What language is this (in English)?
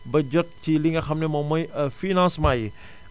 Wolof